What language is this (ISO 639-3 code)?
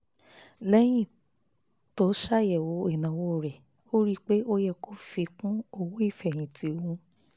yor